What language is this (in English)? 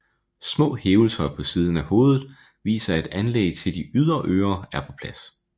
Danish